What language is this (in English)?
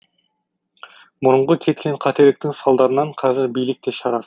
Kazakh